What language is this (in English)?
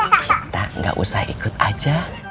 Indonesian